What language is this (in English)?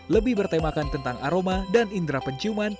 Indonesian